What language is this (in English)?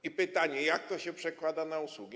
Polish